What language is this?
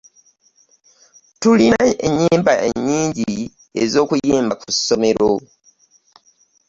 Ganda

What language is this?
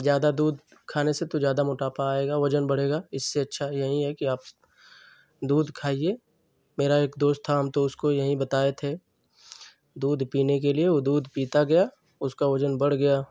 Hindi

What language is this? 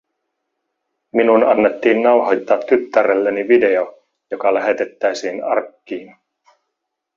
Finnish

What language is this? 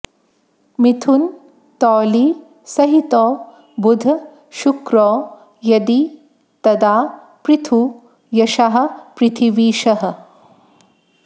Sanskrit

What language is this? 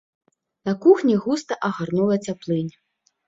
Belarusian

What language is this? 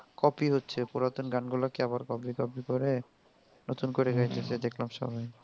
Bangla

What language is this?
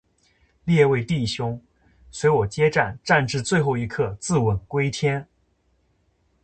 Chinese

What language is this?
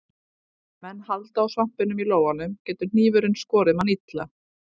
Icelandic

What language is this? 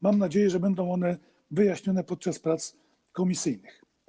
Polish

